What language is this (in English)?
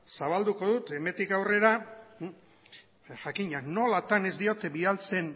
Basque